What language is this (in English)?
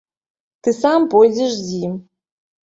Belarusian